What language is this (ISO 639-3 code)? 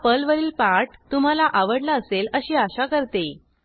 mar